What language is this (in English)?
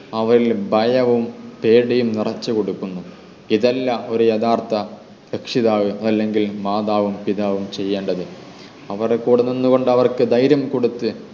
Malayalam